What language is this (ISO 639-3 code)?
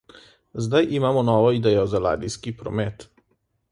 slv